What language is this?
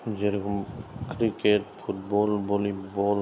Bodo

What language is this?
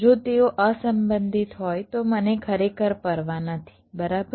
Gujarati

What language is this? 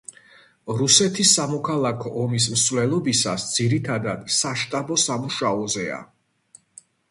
Georgian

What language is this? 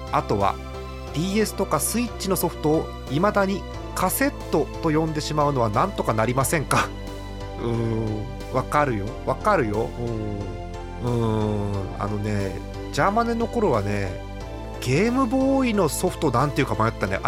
Japanese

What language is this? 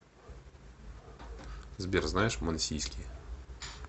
Russian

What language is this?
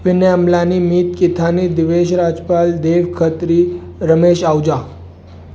Sindhi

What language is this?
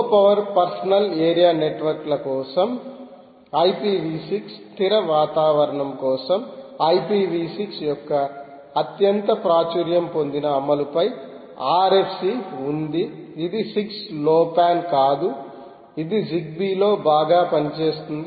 Telugu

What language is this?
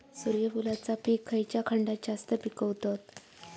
Marathi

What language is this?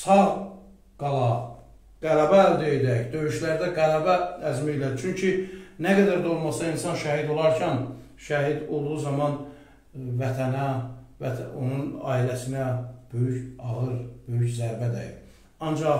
Turkish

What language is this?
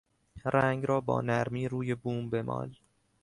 Persian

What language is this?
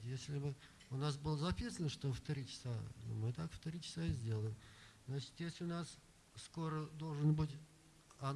Russian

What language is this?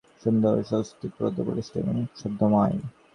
Bangla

